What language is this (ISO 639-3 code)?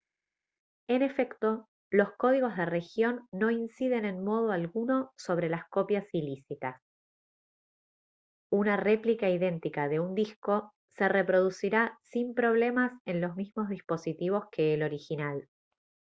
spa